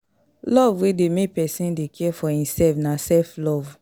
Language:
Nigerian Pidgin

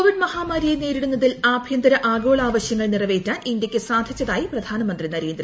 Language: Malayalam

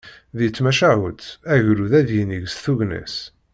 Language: Kabyle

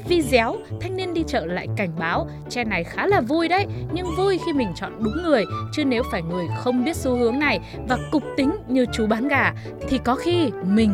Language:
Vietnamese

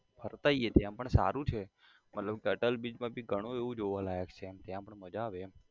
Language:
Gujarati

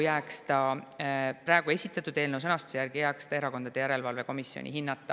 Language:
Estonian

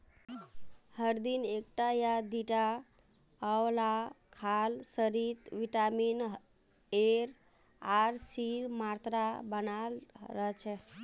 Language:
Magahi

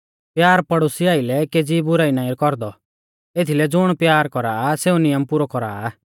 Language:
Mahasu Pahari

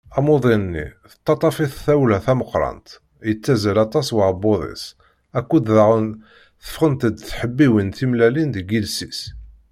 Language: Kabyle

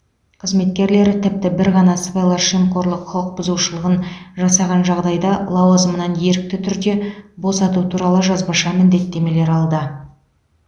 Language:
Kazakh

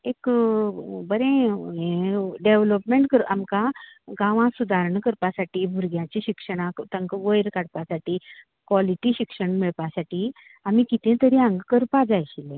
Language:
Konkani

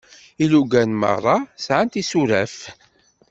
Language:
Kabyle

